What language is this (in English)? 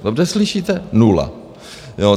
Czech